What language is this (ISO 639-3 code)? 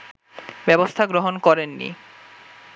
ben